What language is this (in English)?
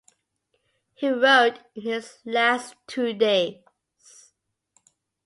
English